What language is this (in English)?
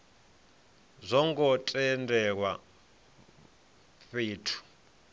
Venda